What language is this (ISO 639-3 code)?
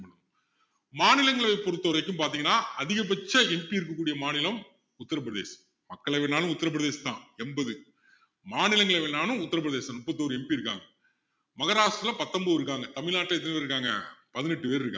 tam